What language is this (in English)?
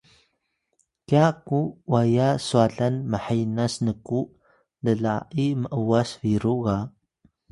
Atayal